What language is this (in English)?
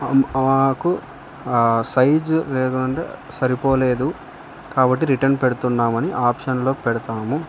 Telugu